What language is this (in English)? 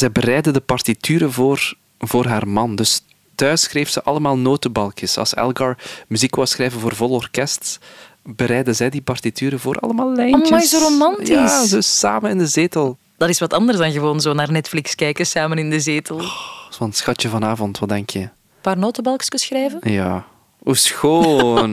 Dutch